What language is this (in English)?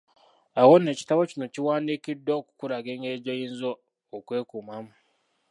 Ganda